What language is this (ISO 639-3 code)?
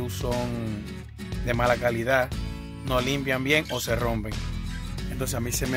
spa